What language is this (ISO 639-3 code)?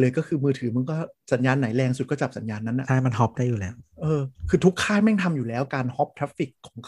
tha